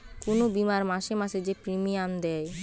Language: Bangla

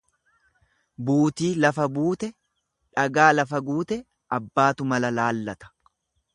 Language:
Oromo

